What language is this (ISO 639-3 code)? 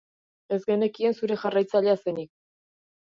eus